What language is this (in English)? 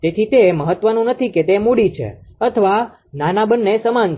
Gujarati